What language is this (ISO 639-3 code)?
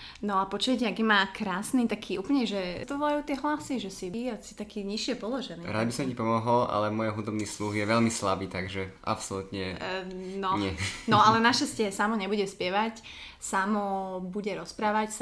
slk